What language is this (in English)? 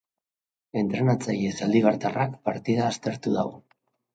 Basque